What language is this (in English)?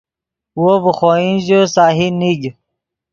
Yidgha